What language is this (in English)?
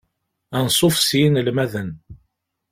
Kabyle